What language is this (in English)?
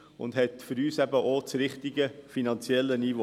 Swiss German